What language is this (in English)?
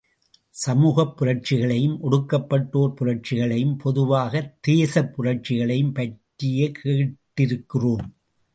Tamil